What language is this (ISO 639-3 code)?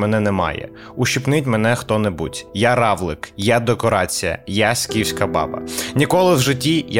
ukr